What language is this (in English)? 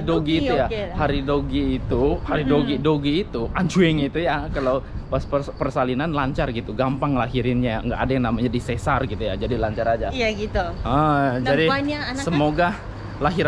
Indonesian